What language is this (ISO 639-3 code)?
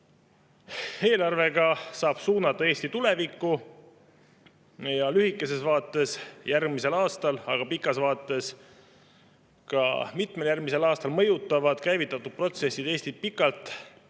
est